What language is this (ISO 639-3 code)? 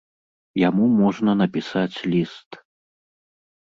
bel